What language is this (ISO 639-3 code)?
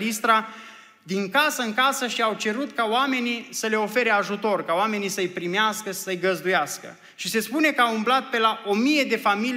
ron